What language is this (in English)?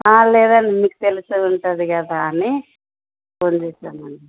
Telugu